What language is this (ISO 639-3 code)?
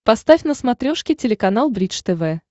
rus